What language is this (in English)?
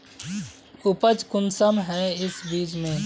Magahi